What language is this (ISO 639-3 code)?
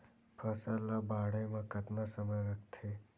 hne